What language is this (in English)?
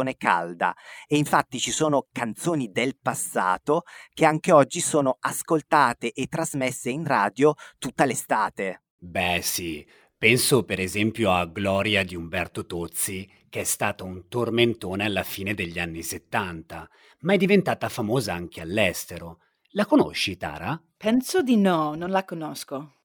Italian